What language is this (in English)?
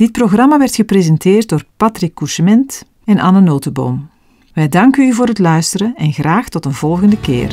Dutch